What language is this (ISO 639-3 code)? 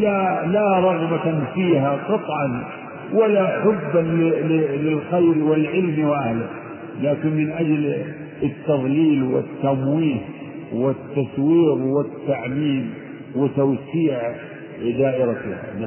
ara